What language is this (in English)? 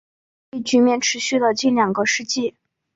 Chinese